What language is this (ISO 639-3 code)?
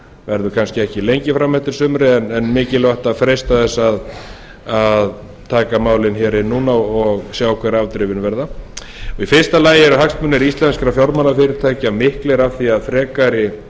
isl